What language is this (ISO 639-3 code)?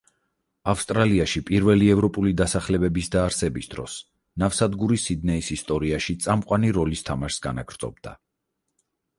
kat